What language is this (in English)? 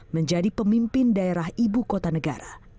Indonesian